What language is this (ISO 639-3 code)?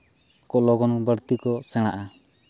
sat